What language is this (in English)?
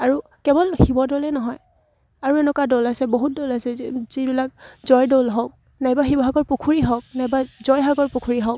Assamese